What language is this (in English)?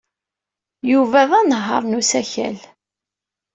Kabyle